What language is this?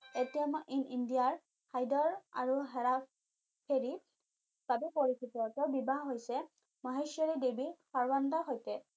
Assamese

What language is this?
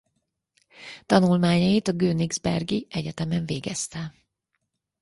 Hungarian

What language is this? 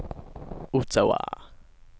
Swedish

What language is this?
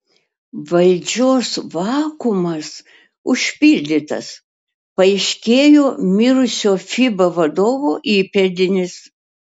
Lithuanian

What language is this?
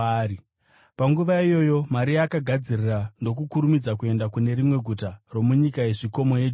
Shona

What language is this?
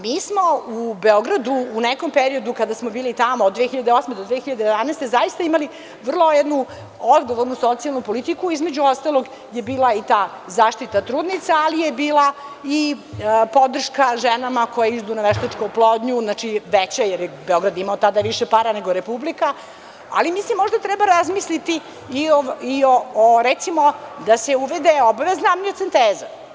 Serbian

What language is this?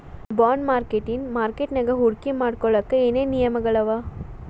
Kannada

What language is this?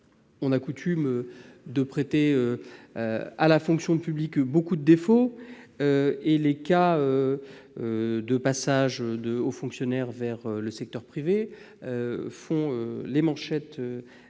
French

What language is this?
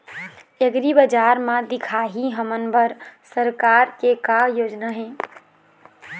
Chhattisgarhi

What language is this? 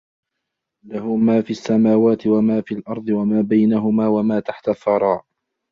Arabic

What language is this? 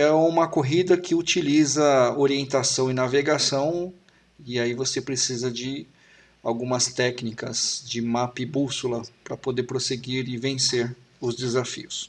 Portuguese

